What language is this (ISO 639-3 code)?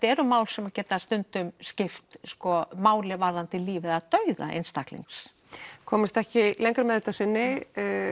isl